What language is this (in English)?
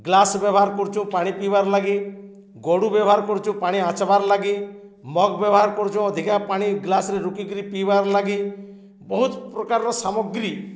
Odia